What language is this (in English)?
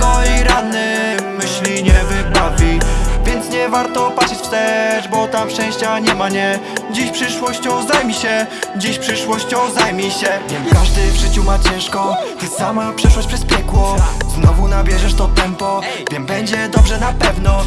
Polish